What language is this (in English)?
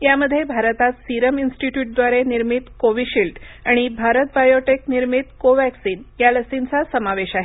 Marathi